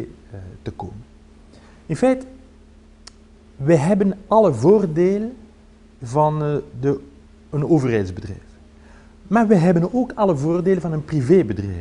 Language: Dutch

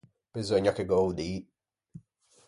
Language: Ligurian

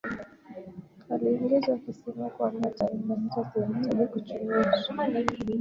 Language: Swahili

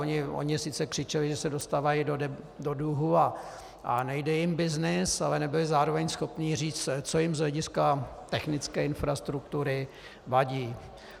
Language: Czech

